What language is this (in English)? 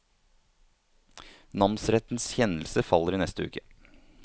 Norwegian